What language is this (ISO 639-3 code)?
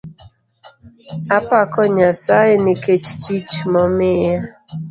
luo